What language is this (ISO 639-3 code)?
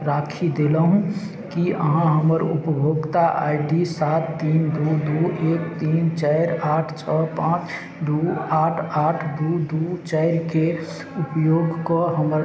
mai